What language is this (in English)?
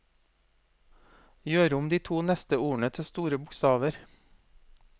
Norwegian